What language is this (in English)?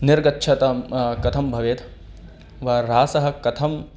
Sanskrit